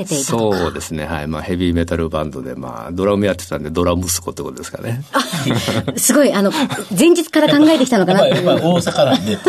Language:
Japanese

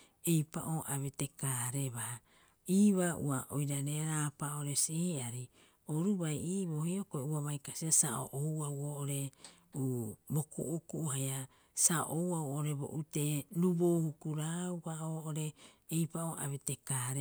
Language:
Rapoisi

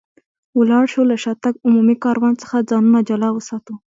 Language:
Pashto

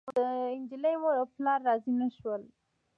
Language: Pashto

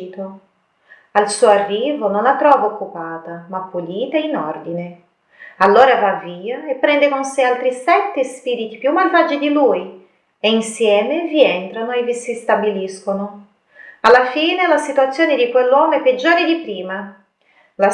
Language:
Italian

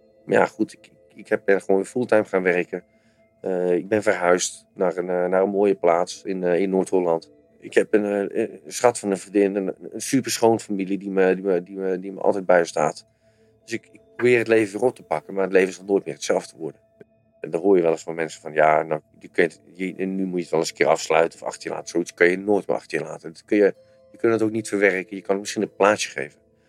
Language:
Dutch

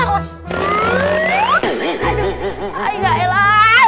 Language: Indonesian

